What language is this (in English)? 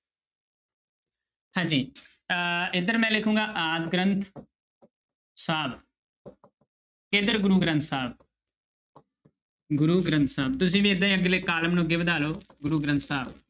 Punjabi